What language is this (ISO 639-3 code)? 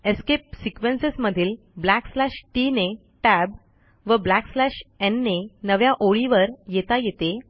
mar